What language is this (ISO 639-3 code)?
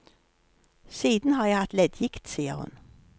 nor